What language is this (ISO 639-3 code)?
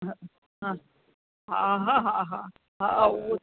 snd